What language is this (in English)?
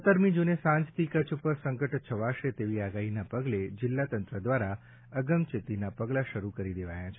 Gujarati